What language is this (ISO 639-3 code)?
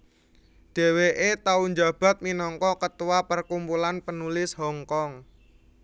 jav